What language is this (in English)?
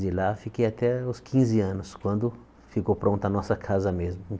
Portuguese